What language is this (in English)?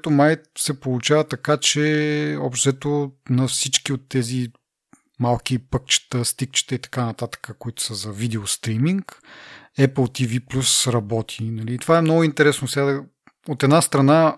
Bulgarian